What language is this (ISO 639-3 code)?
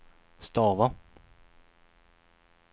swe